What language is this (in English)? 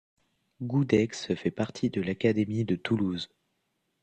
French